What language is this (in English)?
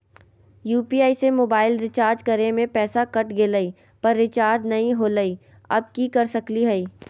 Magahi